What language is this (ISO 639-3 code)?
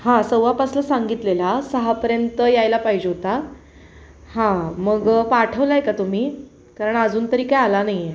mar